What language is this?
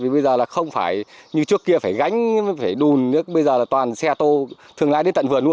Vietnamese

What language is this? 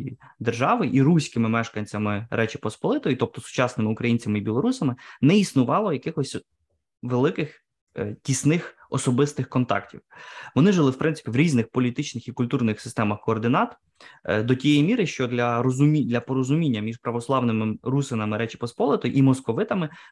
Ukrainian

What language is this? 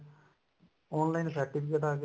Punjabi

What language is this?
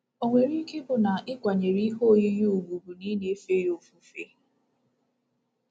Igbo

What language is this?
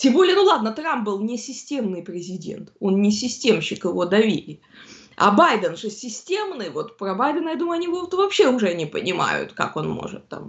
Russian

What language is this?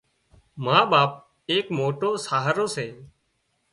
Wadiyara Koli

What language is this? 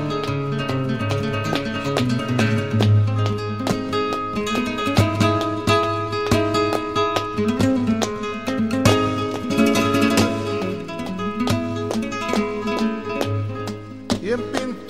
Arabic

